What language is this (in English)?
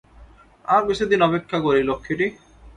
Bangla